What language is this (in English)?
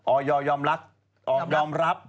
Thai